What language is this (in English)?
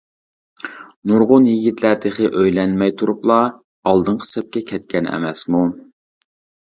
Uyghur